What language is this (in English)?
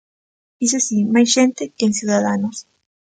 Galician